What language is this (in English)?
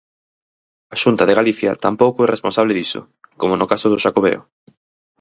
Galician